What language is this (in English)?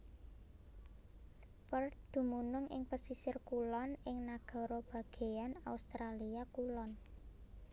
Javanese